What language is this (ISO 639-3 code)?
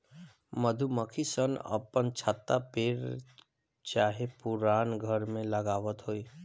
bho